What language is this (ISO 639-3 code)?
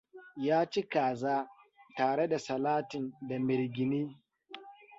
hau